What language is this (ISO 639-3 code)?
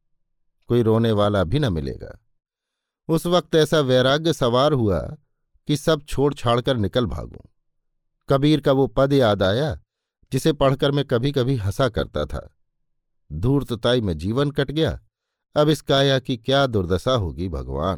hin